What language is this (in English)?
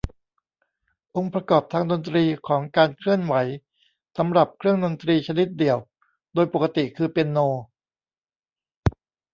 Thai